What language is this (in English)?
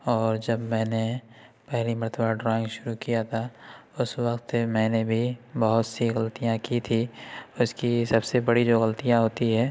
Urdu